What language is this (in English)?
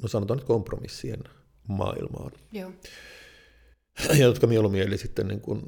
Finnish